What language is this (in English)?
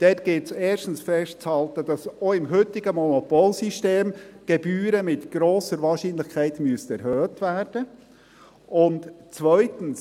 Swiss German